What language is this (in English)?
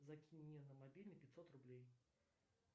Russian